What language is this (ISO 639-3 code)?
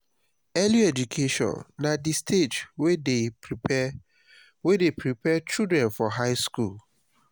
pcm